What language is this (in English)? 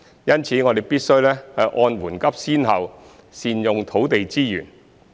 Cantonese